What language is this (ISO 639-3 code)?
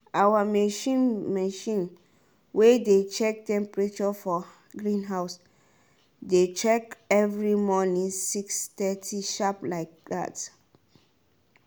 pcm